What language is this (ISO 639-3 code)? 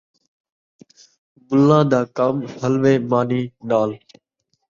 skr